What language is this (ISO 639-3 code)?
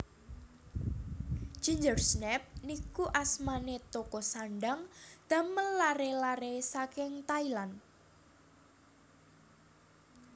jav